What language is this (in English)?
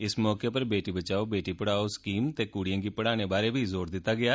Dogri